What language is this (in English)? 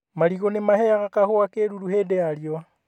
Kikuyu